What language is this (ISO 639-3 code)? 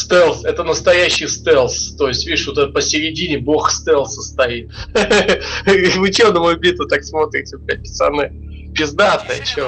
rus